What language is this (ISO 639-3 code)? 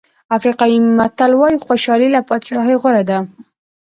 pus